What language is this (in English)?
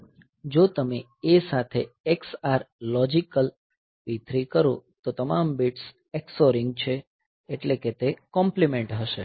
Gujarati